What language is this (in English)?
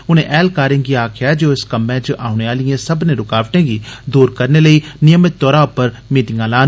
Dogri